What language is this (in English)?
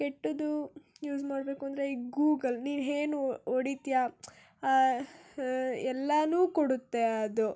Kannada